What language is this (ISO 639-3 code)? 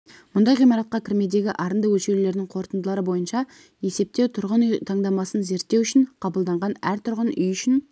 kaz